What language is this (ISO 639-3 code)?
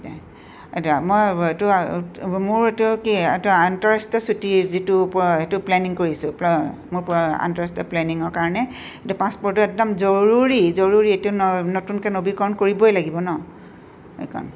asm